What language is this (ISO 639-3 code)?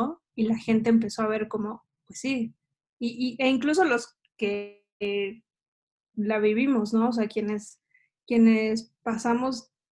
spa